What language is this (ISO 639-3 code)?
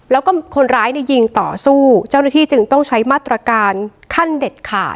tha